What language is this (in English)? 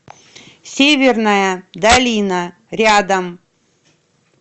Russian